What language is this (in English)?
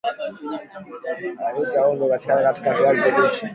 Swahili